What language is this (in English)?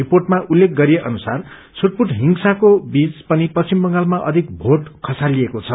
Nepali